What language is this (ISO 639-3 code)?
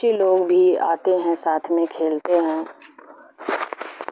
urd